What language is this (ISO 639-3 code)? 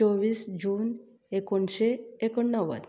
kok